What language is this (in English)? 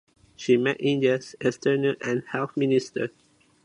English